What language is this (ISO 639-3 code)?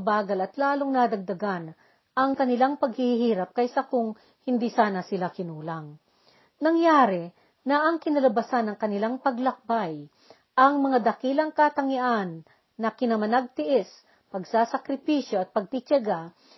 fil